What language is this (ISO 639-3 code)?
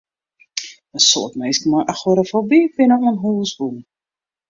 fry